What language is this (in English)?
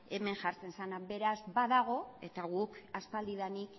Basque